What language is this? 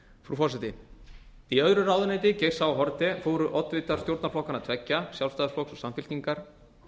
Icelandic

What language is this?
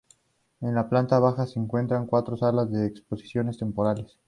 Spanish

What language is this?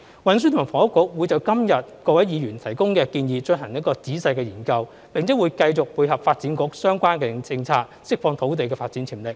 Cantonese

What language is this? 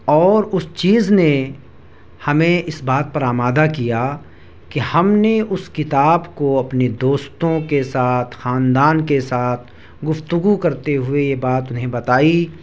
Urdu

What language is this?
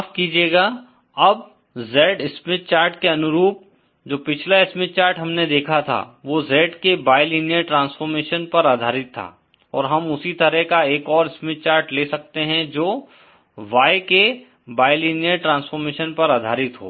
Hindi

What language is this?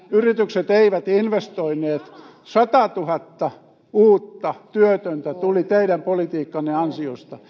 Finnish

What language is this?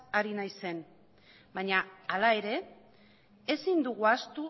Basque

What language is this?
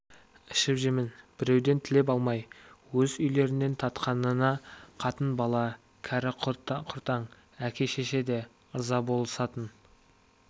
Kazakh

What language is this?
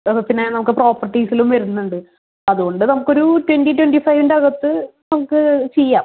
Malayalam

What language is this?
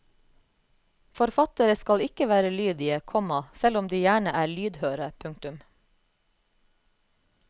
Norwegian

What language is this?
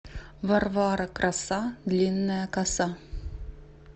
Russian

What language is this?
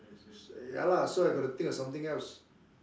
English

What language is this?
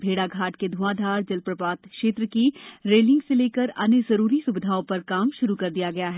Hindi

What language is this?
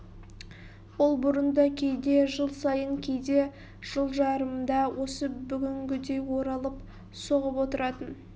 Kazakh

